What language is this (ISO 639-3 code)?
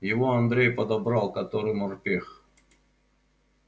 rus